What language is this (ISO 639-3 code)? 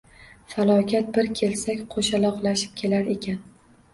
uzb